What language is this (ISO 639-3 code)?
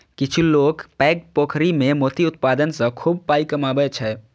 mai